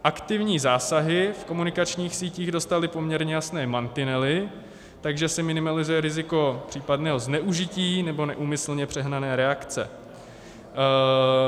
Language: Czech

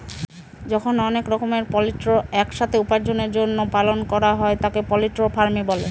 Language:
Bangla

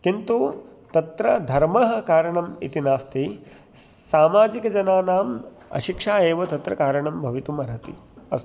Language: Sanskrit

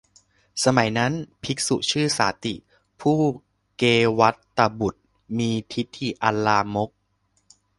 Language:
Thai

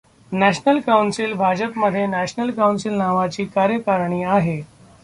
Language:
Marathi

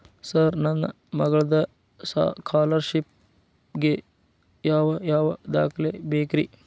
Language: Kannada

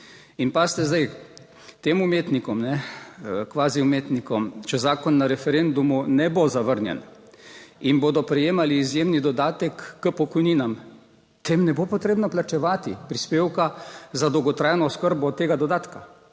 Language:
Slovenian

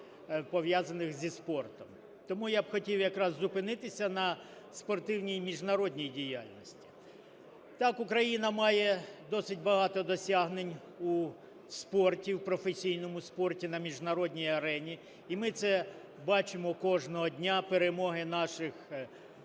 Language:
Ukrainian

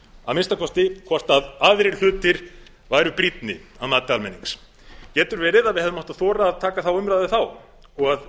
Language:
Icelandic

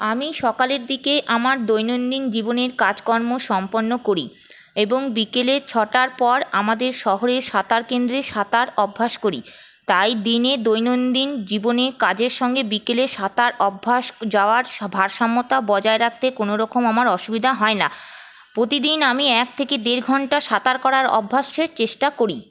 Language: Bangla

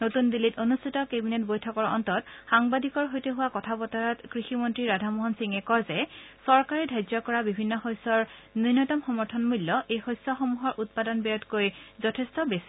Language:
Assamese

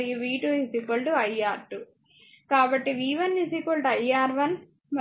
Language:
Telugu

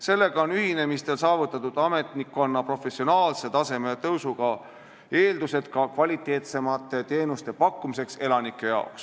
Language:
Estonian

